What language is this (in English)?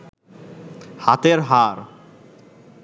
Bangla